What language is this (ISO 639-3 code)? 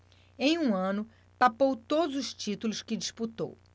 por